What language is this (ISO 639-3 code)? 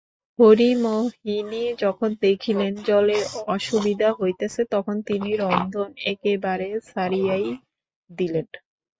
ben